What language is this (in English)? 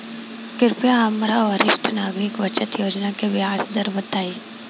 Bhojpuri